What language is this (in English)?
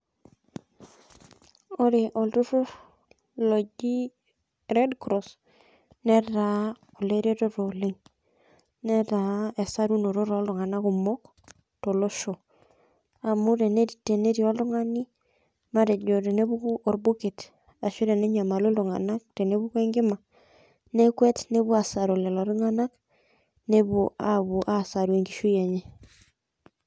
Masai